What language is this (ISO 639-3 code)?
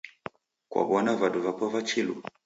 dav